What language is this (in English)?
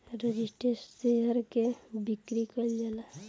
Bhojpuri